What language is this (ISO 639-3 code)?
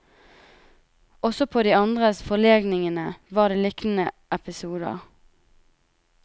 nor